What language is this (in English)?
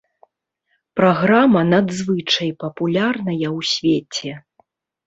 Belarusian